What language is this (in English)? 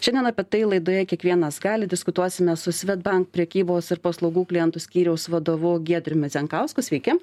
Lithuanian